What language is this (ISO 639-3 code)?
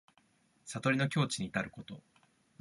jpn